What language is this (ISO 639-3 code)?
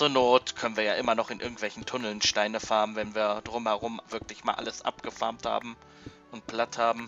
deu